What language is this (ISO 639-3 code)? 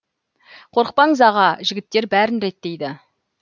kaz